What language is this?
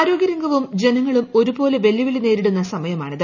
Malayalam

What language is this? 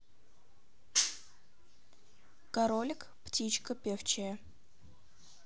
Russian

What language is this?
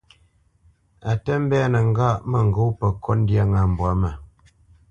Bamenyam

